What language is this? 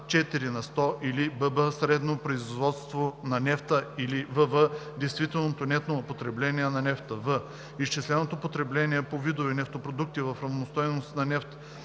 Bulgarian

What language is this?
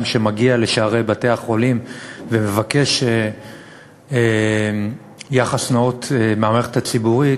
Hebrew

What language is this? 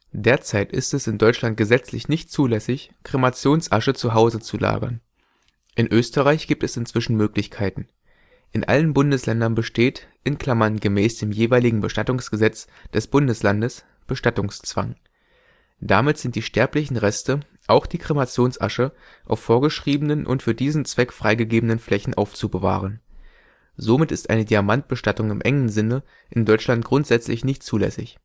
German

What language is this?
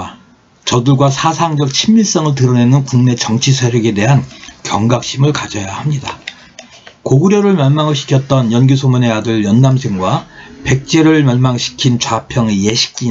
Korean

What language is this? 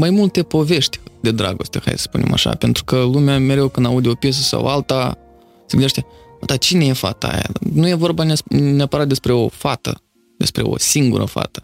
Romanian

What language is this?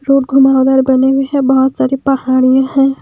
Hindi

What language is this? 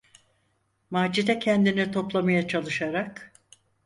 Turkish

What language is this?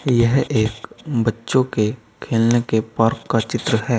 Hindi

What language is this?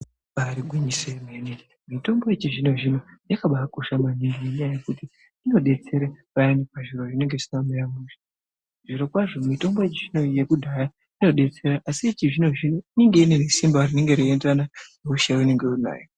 Ndau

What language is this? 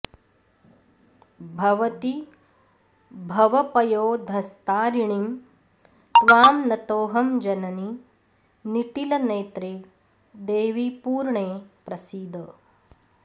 Sanskrit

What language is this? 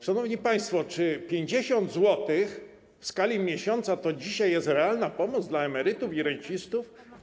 Polish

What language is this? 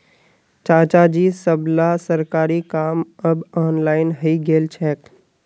Magahi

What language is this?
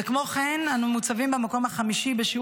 Hebrew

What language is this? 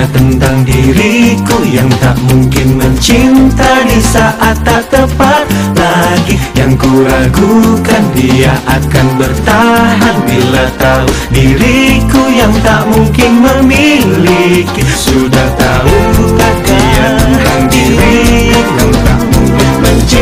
Malay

